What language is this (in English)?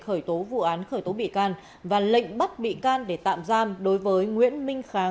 Vietnamese